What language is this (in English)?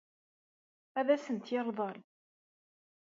Kabyle